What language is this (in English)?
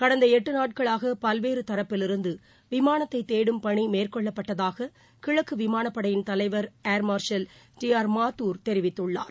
Tamil